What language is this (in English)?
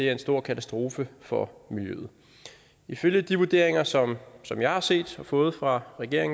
Danish